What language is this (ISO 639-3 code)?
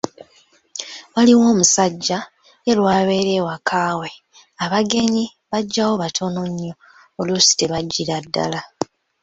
lug